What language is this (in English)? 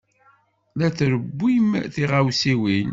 Kabyle